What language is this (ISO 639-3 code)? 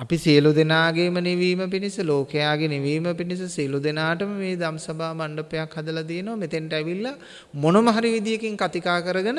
sin